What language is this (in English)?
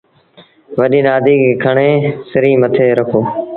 Sindhi Bhil